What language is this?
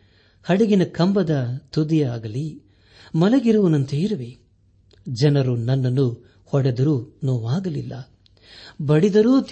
Kannada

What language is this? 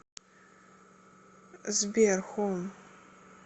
Russian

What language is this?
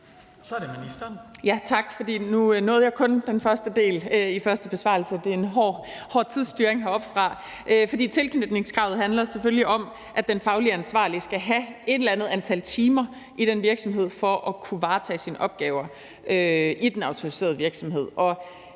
Danish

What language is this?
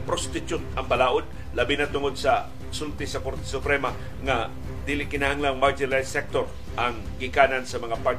Filipino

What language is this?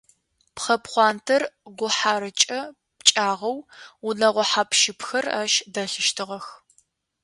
Adyghe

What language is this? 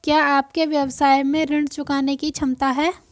Hindi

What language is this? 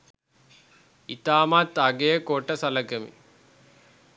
Sinhala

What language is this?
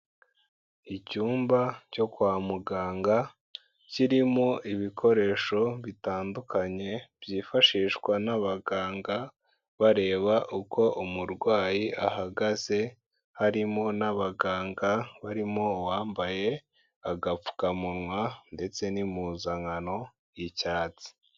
Kinyarwanda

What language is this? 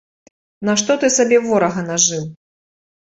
Belarusian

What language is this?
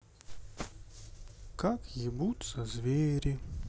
Russian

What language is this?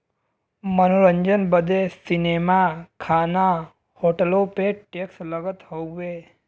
Bhojpuri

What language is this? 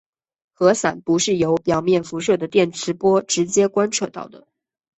Chinese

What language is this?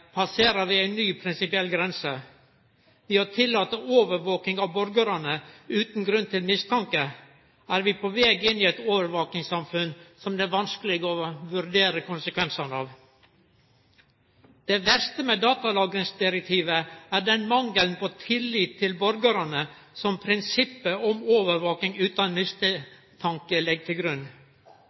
Norwegian Nynorsk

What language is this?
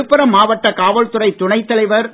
Tamil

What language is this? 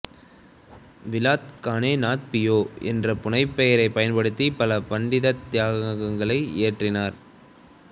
Tamil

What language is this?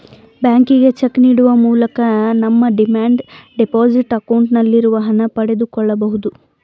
Kannada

